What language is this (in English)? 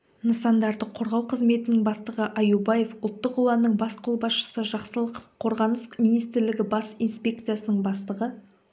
Kazakh